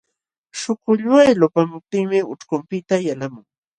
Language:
Jauja Wanca Quechua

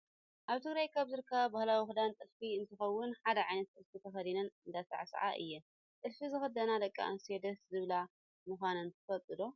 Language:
Tigrinya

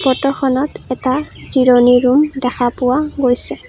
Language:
Assamese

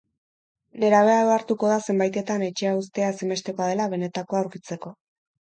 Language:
Basque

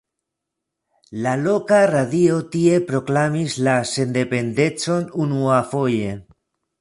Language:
Esperanto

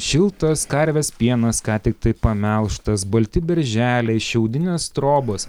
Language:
Lithuanian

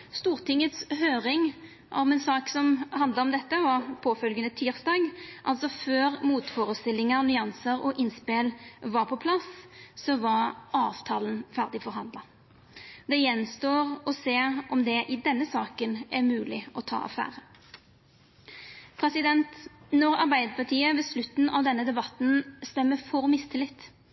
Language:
Norwegian Nynorsk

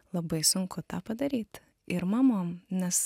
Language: Lithuanian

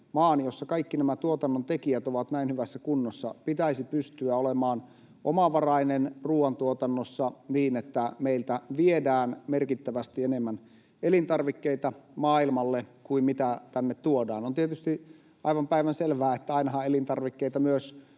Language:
Finnish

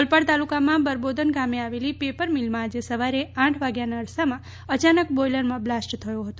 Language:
Gujarati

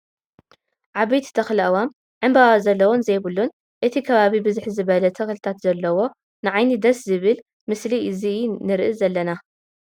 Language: Tigrinya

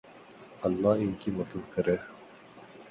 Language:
Urdu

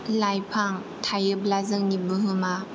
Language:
Bodo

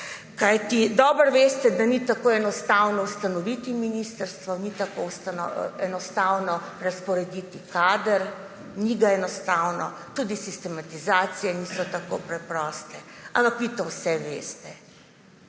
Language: Slovenian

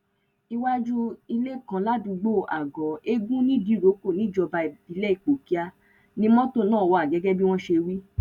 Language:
Yoruba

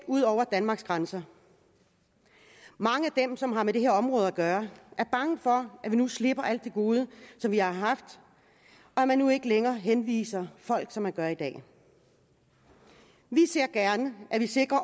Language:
Danish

